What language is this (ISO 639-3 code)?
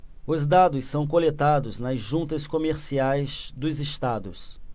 por